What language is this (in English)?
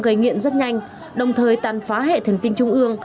Vietnamese